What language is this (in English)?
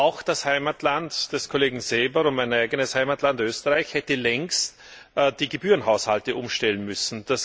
German